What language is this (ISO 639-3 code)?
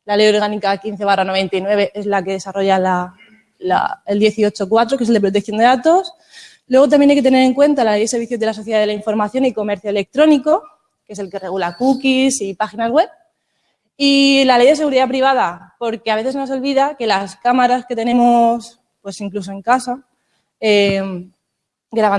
spa